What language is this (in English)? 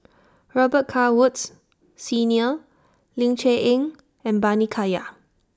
English